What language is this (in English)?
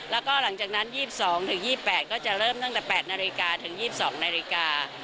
Thai